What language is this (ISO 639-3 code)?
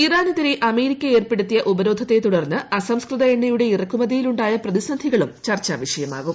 mal